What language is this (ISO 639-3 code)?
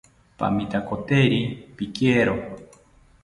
cpy